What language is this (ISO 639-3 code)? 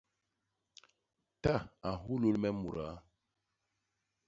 bas